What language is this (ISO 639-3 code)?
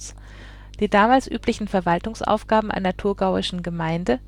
deu